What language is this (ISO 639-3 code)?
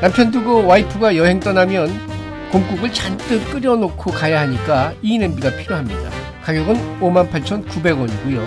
kor